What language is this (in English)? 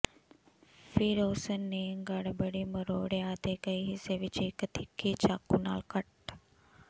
Punjabi